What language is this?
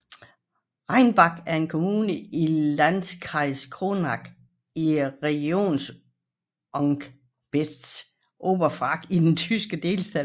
Danish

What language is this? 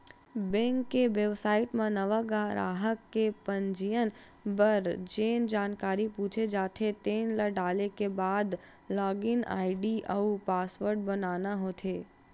Chhattisgarhi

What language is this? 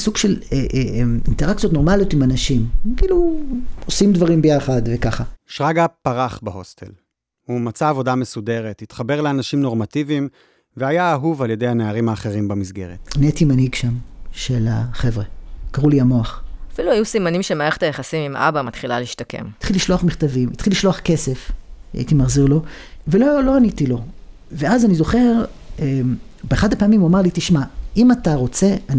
Hebrew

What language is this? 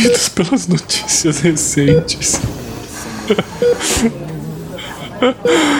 Portuguese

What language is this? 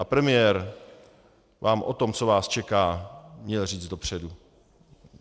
Czech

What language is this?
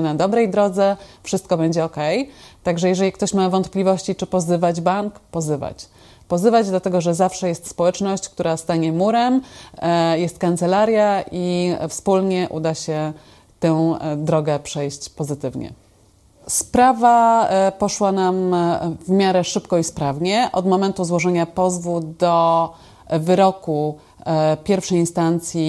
Polish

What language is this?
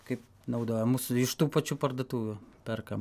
Lithuanian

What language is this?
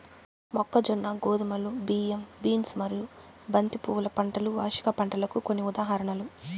Telugu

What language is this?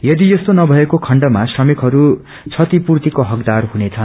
Nepali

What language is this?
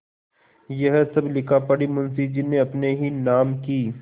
Hindi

